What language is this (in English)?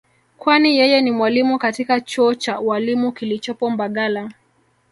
Swahili